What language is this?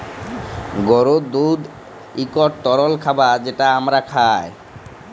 Bangla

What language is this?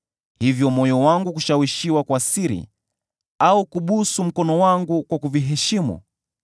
Swahili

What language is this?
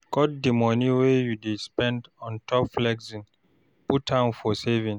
Nigerian Pidgin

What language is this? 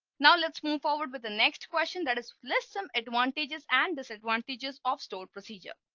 English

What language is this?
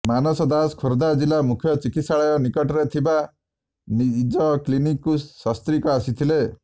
Odia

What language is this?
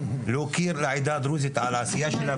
Hebrew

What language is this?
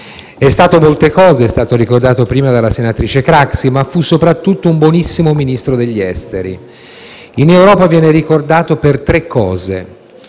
Italian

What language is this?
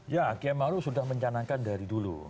Indonesian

